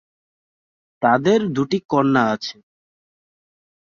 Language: Bangla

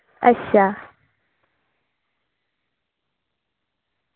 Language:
Dogri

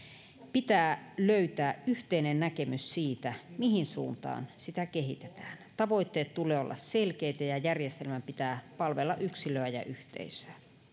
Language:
Finnish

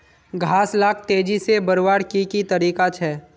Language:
Magahi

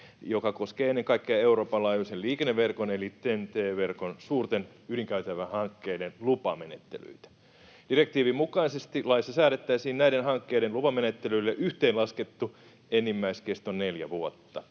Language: Finnish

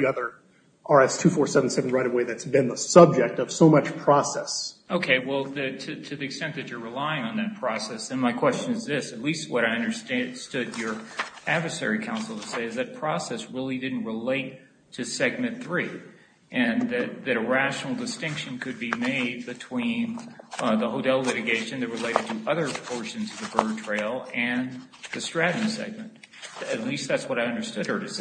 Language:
English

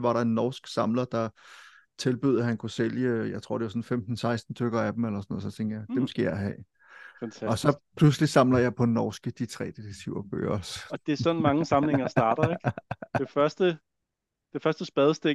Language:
Danish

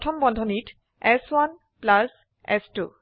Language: Assamese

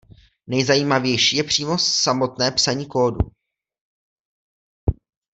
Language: Czech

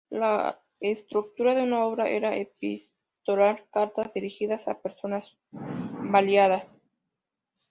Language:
Spanish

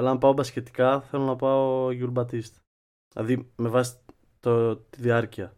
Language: Greek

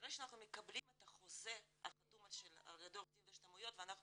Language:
Hebrew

